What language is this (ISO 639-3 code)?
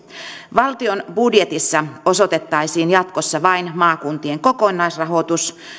fin